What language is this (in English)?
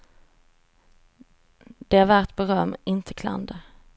Swedish